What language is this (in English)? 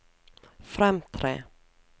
Norwegian